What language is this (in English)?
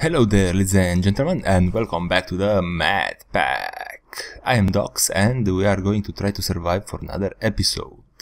English